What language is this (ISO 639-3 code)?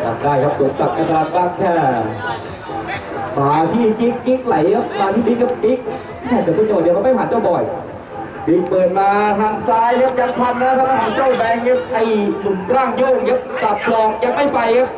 tha